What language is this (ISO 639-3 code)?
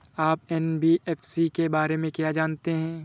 hin